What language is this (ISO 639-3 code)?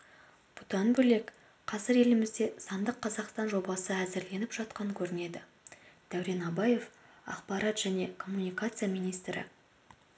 kaz